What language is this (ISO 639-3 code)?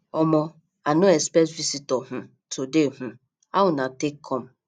pcm